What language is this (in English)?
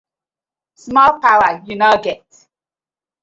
Nigerian Pidgin